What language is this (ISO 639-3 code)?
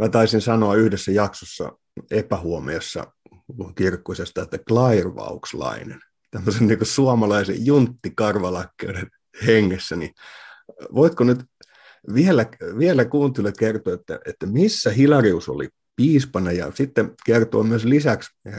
fin